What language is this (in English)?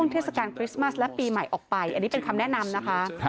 Thai